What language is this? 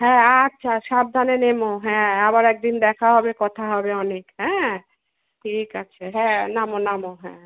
Bangla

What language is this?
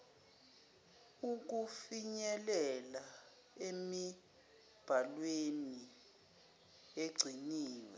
Zulu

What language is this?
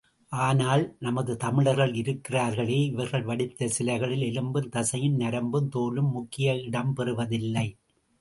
Tamil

